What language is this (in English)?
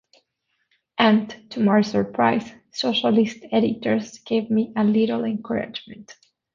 English